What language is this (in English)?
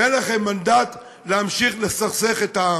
Hebrew